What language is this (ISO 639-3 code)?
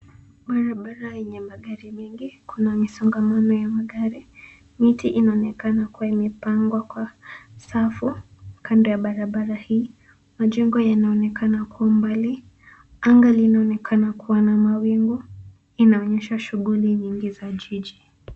swa